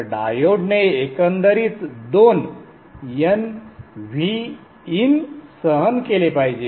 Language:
Marathi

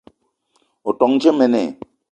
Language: Eton (Cameroon)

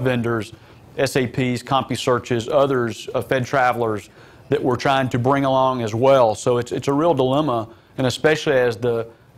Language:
English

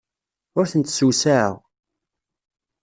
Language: Kabyle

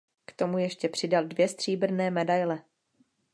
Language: Czech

